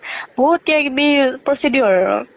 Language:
Assamese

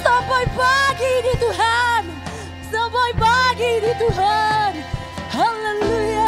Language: Indonesian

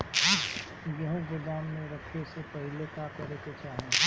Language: Bhojpuri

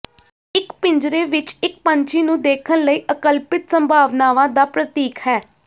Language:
Punjabi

